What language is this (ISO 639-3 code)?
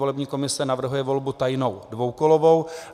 ces